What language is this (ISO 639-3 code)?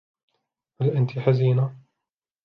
ara